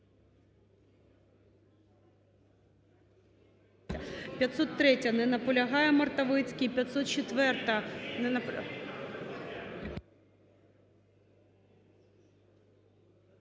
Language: Ukrainian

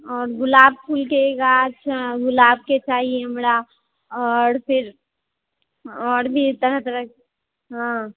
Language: Maithili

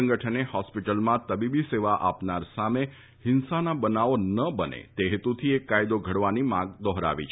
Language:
Gujarati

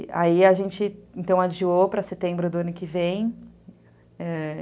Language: Portuguese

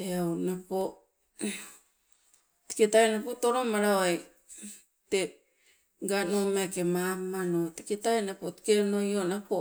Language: Sibe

